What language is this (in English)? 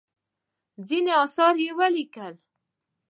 Pashto